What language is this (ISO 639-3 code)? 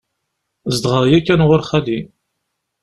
kab